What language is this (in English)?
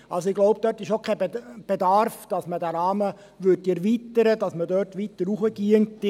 Swiss German